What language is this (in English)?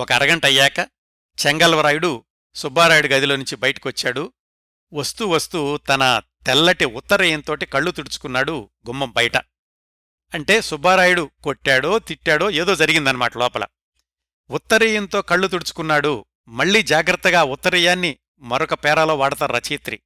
Telugu